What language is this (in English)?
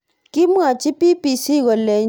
Kalenjin